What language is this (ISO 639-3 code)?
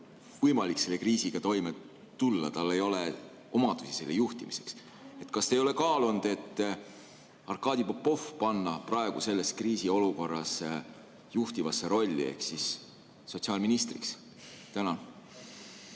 est